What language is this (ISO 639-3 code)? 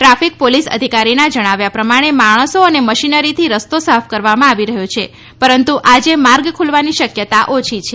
guj